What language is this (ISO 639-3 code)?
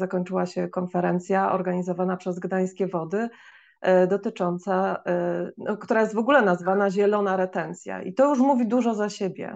pol